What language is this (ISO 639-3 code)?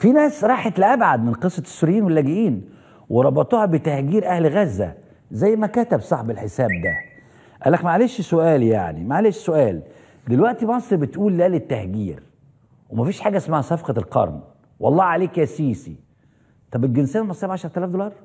ara